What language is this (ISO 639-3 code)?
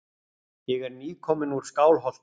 isl